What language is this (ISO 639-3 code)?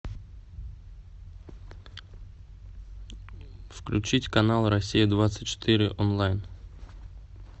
rus